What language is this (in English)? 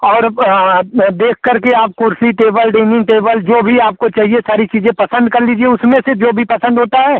Hindi